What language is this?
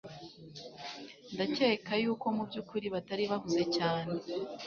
Kinyarwanda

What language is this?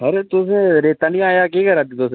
Dogri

